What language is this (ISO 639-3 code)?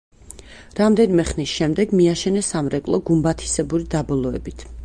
kat